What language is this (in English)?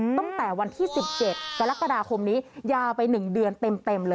Thai